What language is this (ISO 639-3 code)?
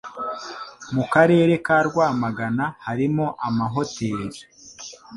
kin